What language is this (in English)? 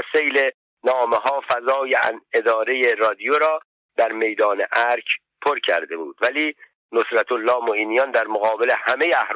Persian